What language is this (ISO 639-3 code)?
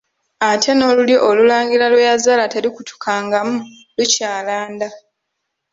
lug